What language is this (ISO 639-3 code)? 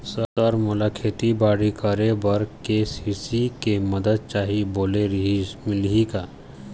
hne